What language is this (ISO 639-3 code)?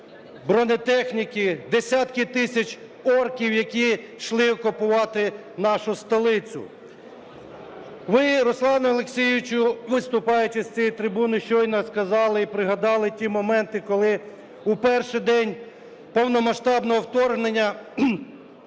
ukr